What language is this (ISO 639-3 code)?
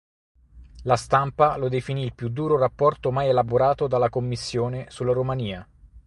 ita